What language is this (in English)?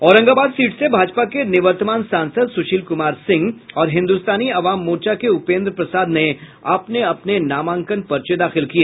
Hindi